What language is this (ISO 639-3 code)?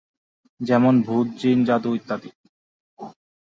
ben